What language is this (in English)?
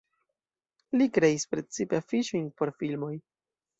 Esperanto